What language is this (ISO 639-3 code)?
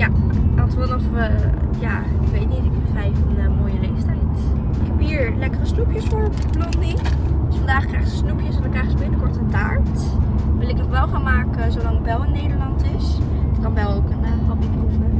nld